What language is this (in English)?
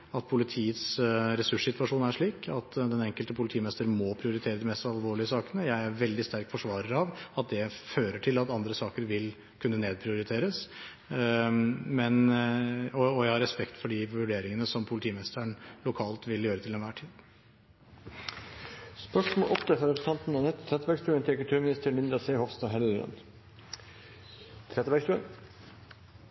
Norwegian Bokmål